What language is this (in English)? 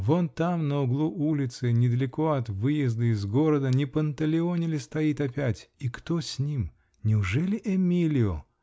Russian